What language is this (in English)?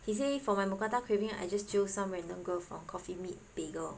English